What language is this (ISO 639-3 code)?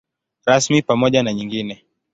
swa